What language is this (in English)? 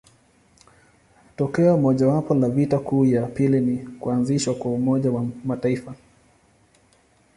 Swahili